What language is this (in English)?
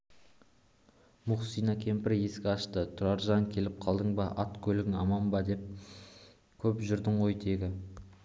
Kazakh